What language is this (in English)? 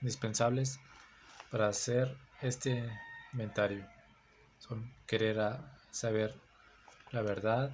Spanish